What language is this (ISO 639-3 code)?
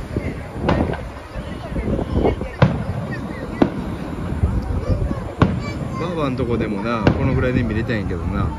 jpn